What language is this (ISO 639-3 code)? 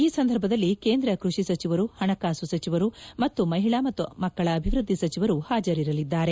kan